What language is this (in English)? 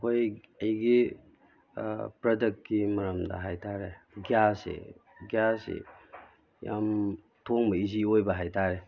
Manipuri